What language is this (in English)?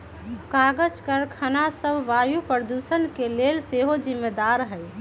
Magahi